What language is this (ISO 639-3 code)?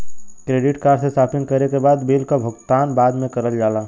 bho